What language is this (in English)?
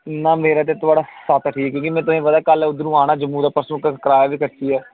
Dogri